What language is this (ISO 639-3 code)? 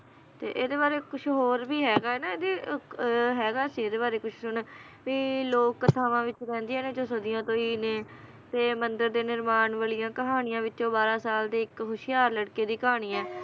pan